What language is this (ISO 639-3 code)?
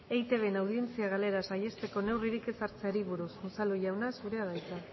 eus